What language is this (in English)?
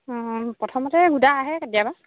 Assamese